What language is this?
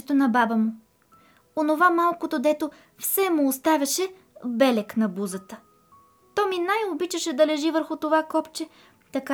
Bulgarian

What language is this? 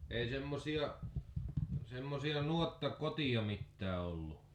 Finnish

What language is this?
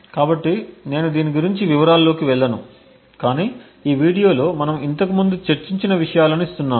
Telugu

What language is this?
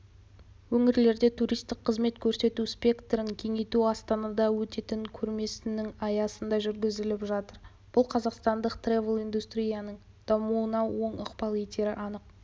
Kazakh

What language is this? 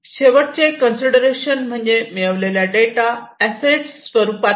Marathi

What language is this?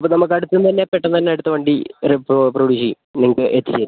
Malayalam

